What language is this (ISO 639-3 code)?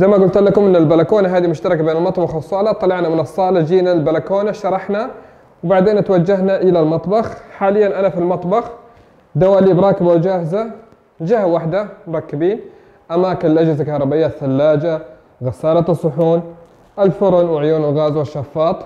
ara